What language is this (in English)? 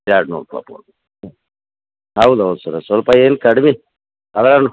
Kannada